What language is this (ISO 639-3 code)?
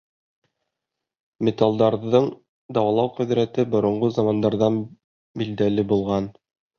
bak